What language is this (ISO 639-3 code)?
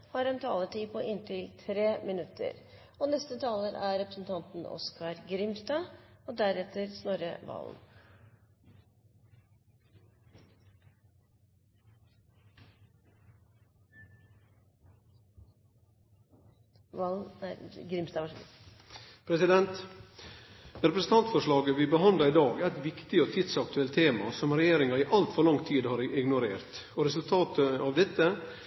nor